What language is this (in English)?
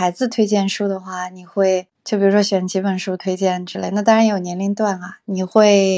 Chinese